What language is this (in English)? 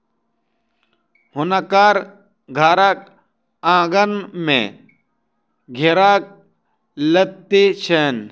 Maithili